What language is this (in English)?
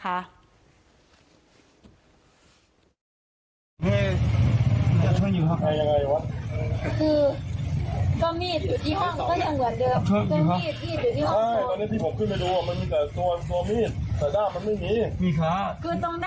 Thai